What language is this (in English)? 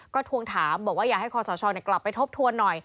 Thai